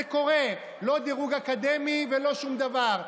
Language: Hebrew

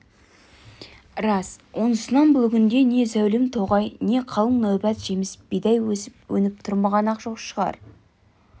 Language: Kazakh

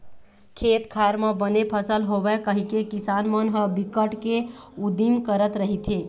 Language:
Chhattisgarhi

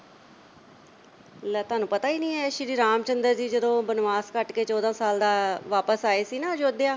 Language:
Punjabi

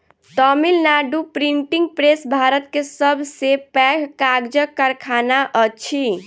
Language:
Maithili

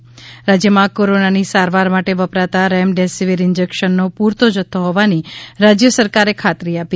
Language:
Gujarati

